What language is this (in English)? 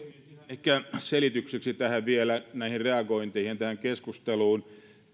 Finnish